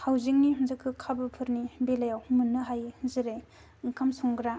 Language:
Bodo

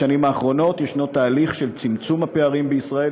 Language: Hebrew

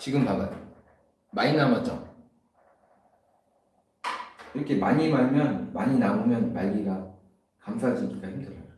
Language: Korean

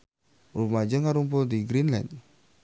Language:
Sundanese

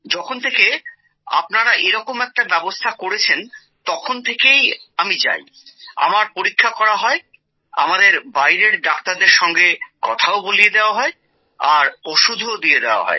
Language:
Bangla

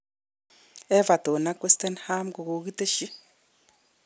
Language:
Kalenjin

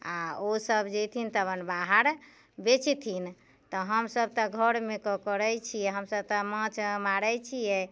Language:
Maithili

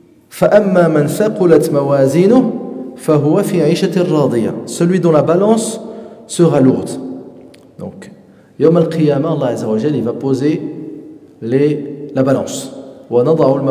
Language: French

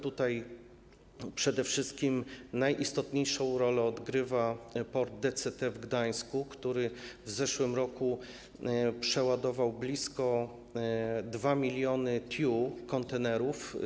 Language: Polish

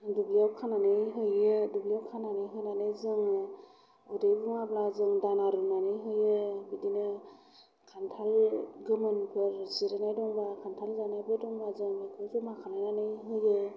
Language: Bodo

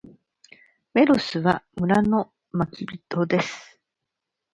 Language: Japanese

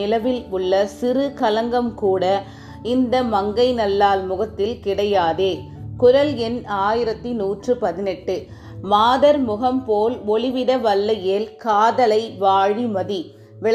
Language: Tamil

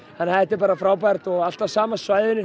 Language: Icelandic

